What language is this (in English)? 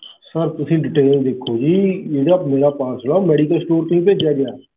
Punjabi